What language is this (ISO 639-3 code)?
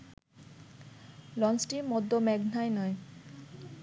ben